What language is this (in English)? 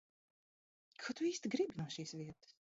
Latvian